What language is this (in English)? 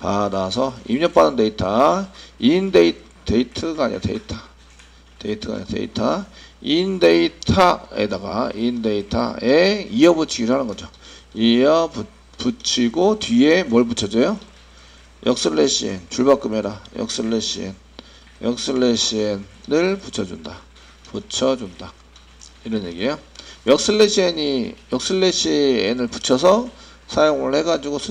Korean